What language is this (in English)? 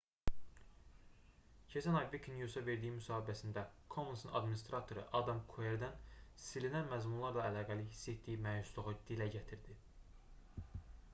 Azerbaijani